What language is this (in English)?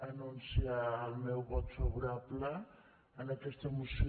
Catalan